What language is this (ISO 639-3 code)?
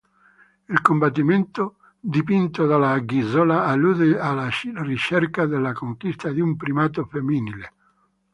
ita